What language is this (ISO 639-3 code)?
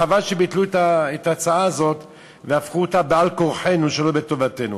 heb